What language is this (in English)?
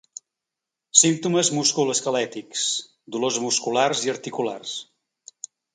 Catalan